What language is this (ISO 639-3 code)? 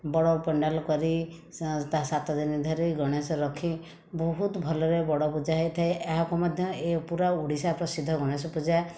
ori